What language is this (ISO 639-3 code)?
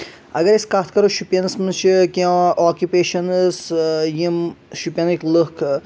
kas